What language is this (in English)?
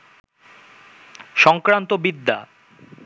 Bangla